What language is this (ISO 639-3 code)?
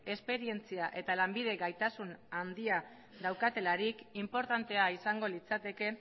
eus